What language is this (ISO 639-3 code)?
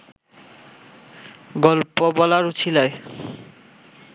ben